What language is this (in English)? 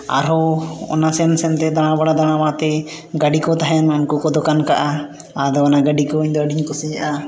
Santali